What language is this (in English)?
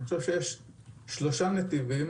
Hebrew